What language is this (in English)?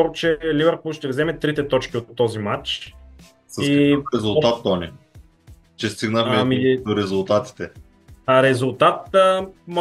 Bulgarian